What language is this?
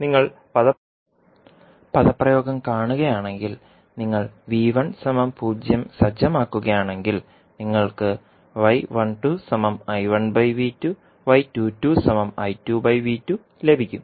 Malayalam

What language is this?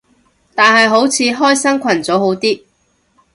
Cantonese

